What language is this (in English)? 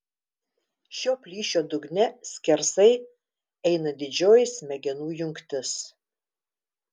Lithuanian